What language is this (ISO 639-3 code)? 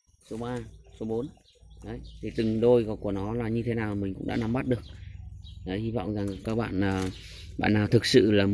vie